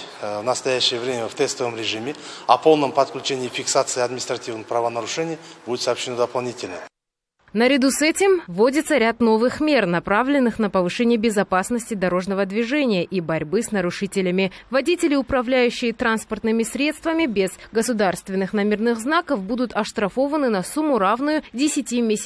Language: Russian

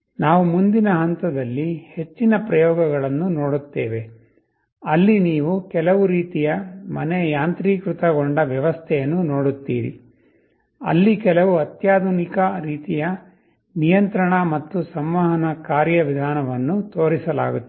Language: Kannada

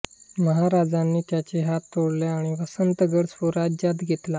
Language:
Marathi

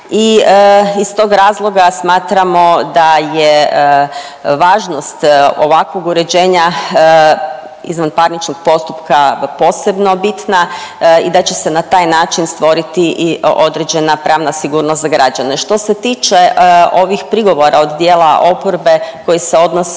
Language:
Croatian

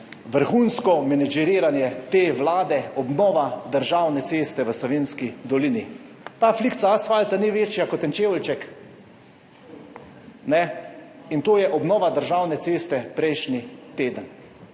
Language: Slovenian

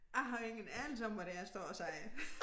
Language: Danish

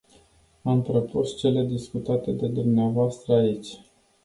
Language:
Romanian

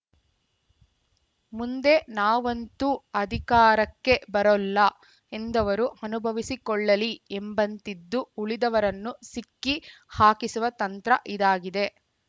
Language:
Kannada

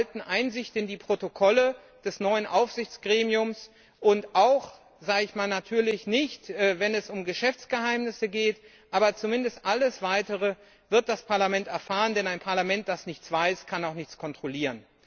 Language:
German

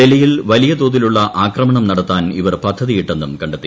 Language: Malayalam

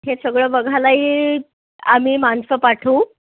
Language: Marathi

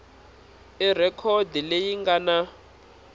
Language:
Tsonga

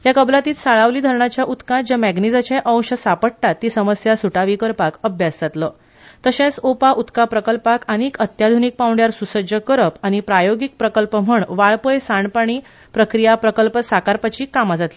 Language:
Konkani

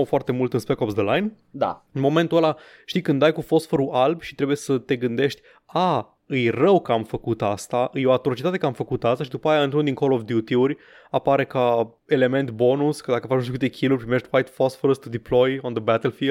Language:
Romanian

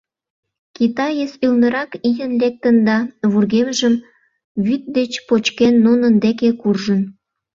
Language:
Mari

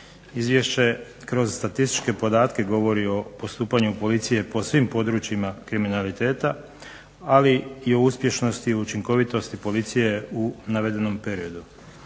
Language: Croatian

